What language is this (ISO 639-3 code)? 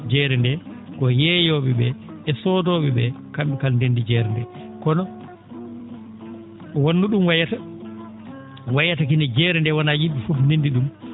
ful